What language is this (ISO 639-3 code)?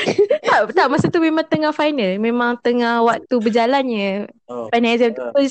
msa